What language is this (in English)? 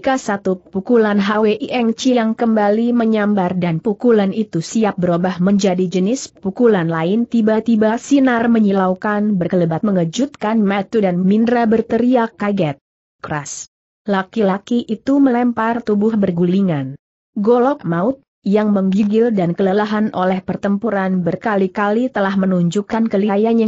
Indonesian